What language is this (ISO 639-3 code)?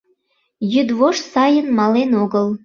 chm